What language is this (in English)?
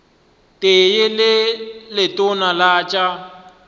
Northern Sotho